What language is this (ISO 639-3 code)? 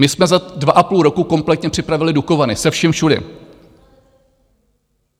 ces